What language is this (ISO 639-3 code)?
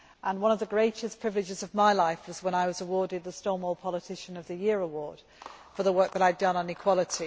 eng